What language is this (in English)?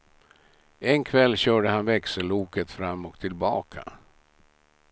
Swedish